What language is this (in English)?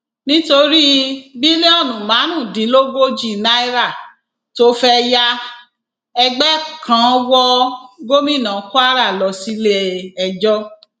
Yoruba